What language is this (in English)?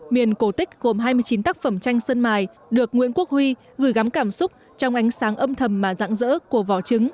Vietnamese